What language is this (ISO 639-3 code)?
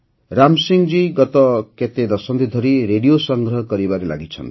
ori